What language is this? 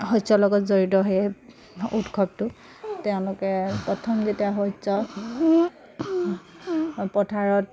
Assamese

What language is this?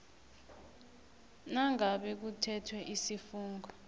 South Ndebele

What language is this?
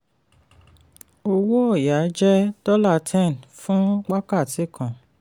Yoruba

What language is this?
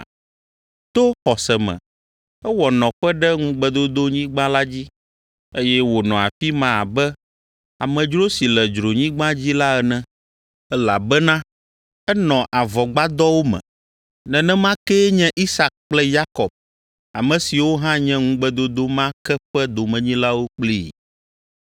Ewe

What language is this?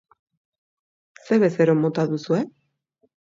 Basque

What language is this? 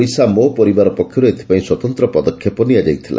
Odia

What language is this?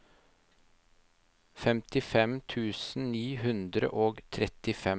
Norwegian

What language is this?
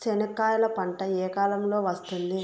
Telugu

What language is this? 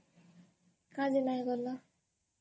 Odia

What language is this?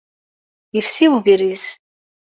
Kabyle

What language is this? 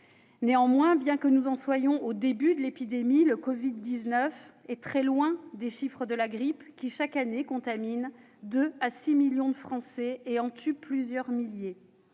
French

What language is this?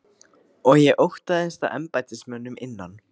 Icelandic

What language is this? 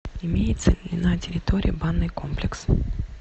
Russian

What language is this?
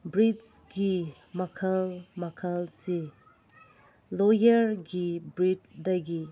Manipuri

